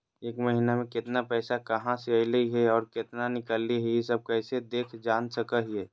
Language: Magahi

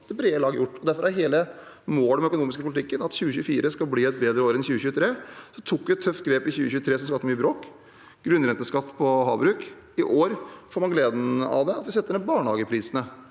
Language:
Norwegian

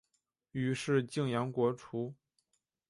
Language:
Chinese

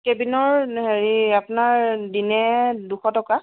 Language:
Assamese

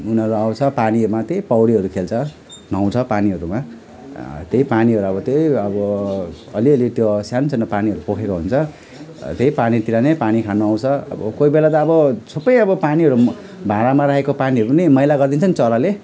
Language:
Nepali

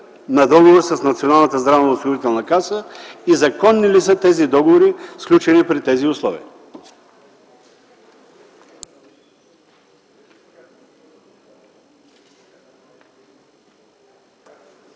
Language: Bulgarian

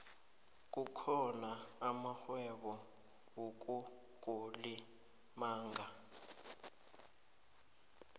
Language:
South Ndebele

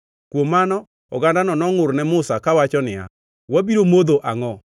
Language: Luo (Kenya and Tanzania)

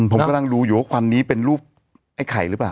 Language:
Thai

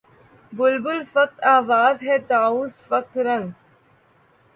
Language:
Urdu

